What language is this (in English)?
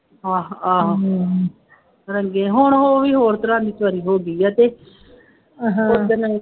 Punjabi